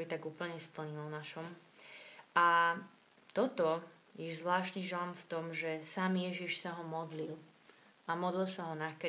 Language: Slovak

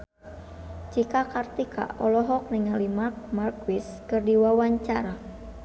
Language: Sundanese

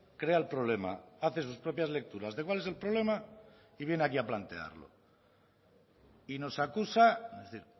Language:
Spanish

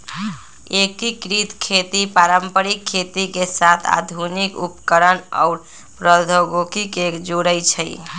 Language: Magahi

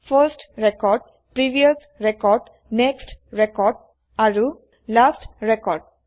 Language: Assamese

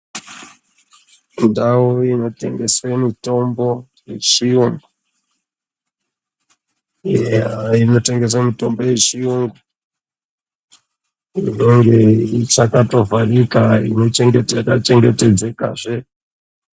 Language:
Ndau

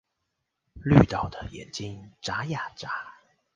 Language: Chinese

